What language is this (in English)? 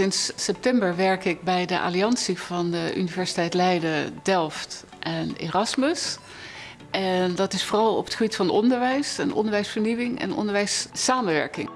Dutch